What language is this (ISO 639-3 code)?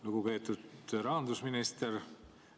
est